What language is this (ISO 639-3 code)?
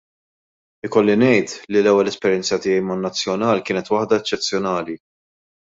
mlt